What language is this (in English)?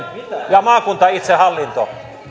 Finnish